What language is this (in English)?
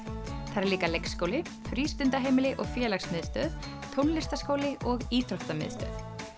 Icelandic